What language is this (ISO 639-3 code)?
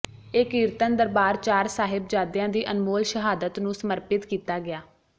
pan